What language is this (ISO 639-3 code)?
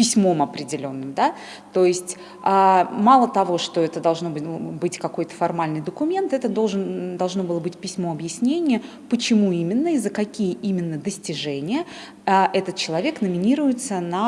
rus